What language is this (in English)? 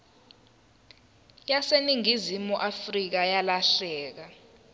Zulu